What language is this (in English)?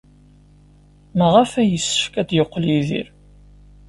Kabyle